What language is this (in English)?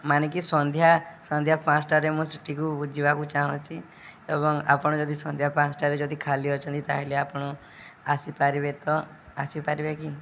Odia